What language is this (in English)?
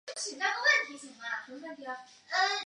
Chinese